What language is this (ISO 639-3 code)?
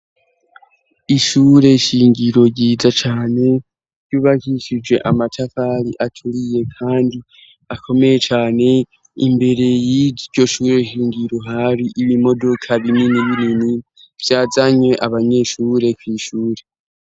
run